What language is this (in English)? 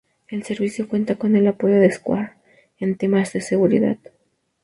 Spanish